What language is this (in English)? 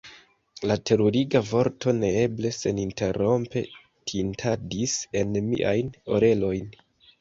Esperanto